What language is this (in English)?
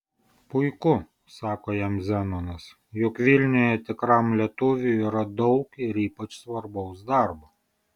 Lithuanian